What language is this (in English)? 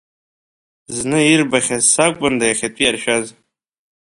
Abkhazian